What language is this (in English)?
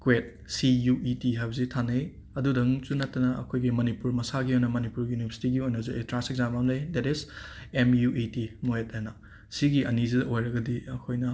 Manipuri